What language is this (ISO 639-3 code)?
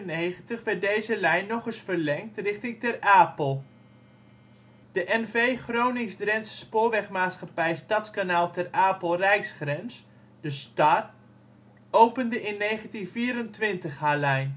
nld